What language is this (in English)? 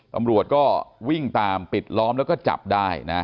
Thai